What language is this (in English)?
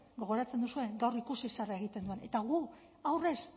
Basque